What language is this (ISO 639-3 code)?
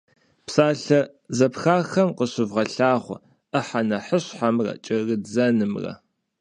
kbd